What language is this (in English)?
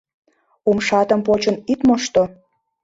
Mari